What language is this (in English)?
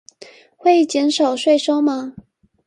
Chinese